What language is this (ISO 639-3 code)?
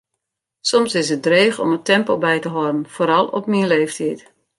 fry